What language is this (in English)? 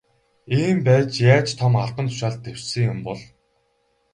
Mongolian